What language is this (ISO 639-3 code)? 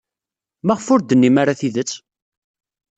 kab